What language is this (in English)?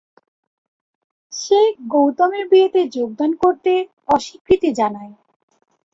Bangla